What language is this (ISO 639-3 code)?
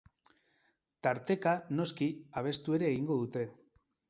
eus